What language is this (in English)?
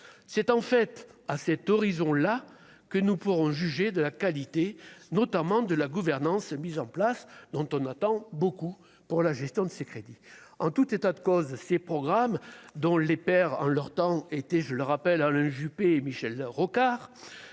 French